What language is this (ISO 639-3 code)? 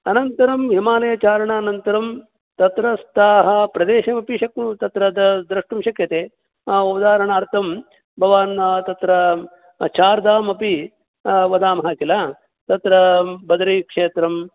san